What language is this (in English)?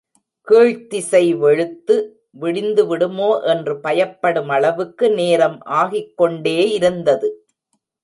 Tamil